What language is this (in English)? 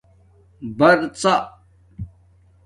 Domaaki